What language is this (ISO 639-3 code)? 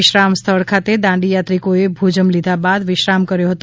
guj